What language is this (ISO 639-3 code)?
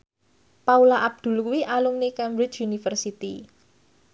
jav